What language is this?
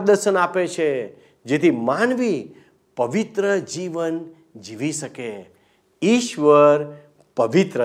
Gujarati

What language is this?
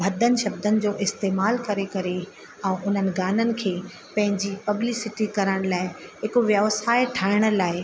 Sindhi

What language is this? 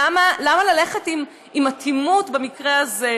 Hebrew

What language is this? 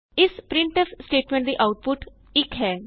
Punjabi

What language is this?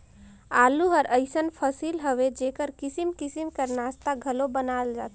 Chhattisgarhi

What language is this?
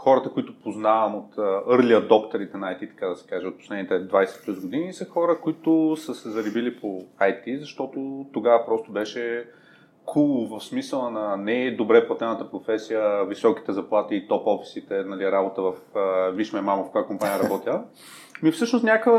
Bulgarian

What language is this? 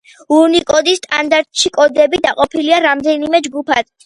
Georgian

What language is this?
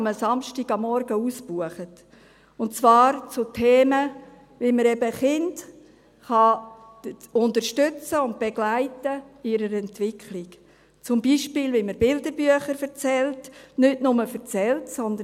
Swiss German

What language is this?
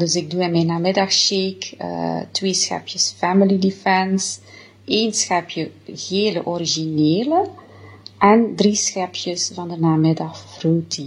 Dutch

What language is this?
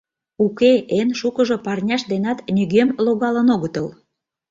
Mari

